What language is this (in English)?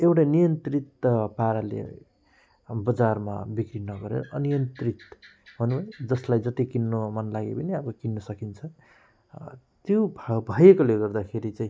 Nepali